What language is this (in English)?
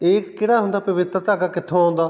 Punjabi